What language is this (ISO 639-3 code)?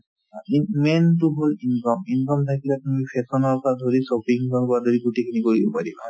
asm